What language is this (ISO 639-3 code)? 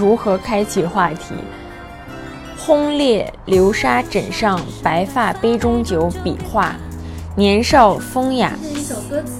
zho